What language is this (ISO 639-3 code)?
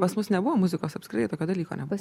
lit